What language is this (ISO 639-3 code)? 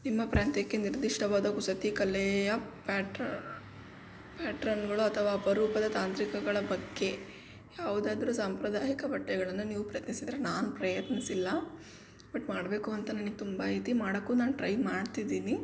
kan